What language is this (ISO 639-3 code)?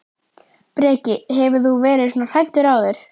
isl